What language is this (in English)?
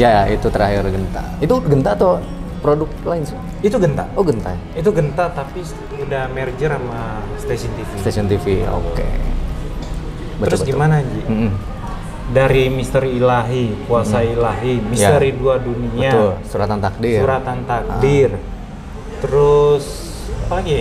Indonesian